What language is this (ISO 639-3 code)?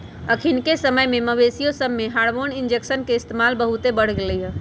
mag